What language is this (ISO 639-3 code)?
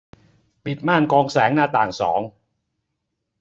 tha